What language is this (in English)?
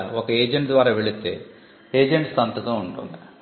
Telugu